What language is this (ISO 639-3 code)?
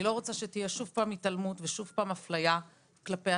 heb